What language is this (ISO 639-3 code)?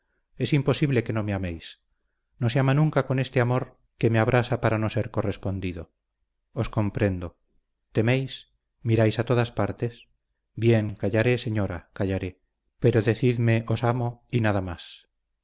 spa